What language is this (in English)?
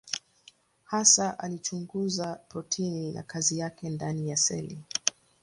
Swahili